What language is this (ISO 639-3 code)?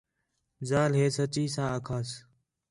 xhe